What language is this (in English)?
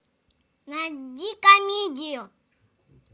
Russian